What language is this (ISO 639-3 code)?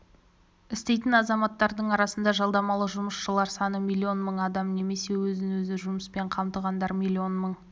kaz